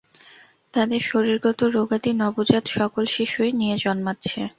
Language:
Bangla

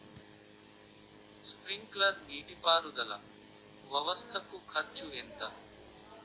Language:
Telugu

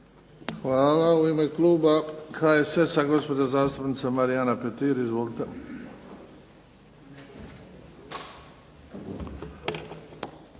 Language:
Croatian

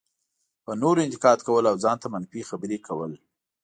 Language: Pashto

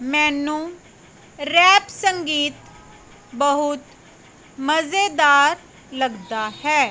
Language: Punjabi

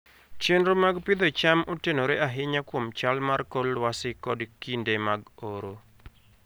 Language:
Luo (Kenya and Tanzania)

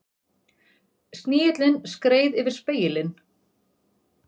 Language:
Icelandic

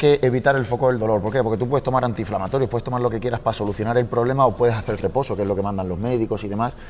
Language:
Spanish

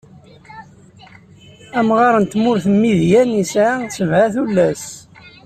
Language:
Kabyle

